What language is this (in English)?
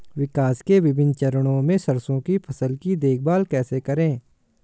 Hindi